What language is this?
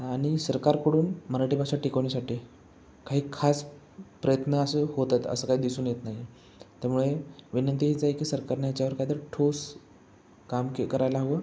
Marathi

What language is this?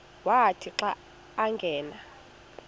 Xhosa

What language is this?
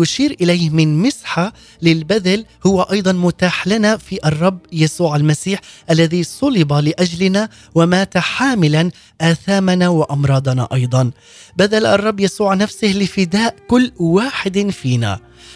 Arabic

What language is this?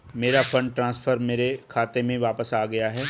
Hindi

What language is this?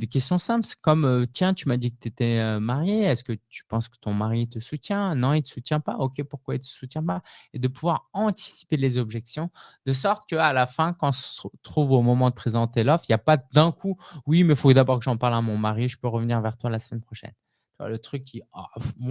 French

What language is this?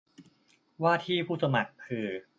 Thai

